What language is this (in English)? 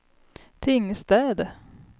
Swedish